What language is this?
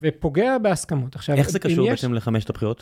Hebrew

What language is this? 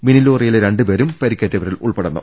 Malayalam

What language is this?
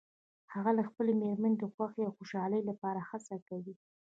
Pashto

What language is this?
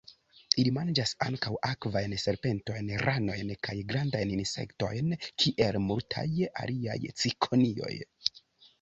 Esperanto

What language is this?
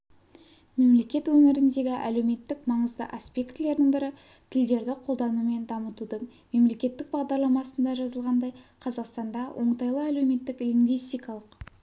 Kazakh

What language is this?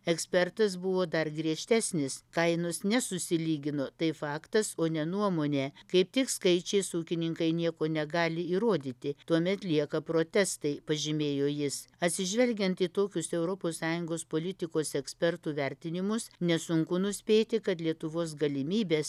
Lithuanian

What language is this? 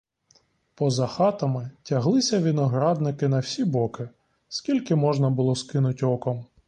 Ukrainian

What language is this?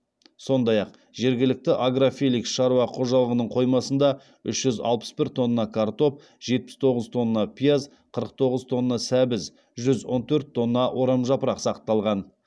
Kazakh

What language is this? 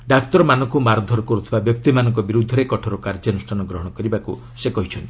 Odia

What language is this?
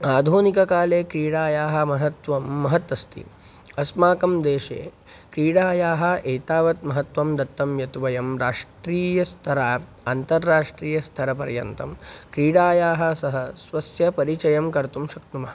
Sanskrit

